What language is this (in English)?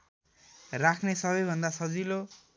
Nepali